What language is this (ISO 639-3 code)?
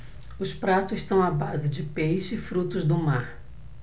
por